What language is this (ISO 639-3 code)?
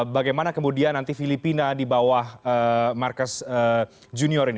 ind